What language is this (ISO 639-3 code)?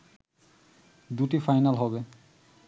ben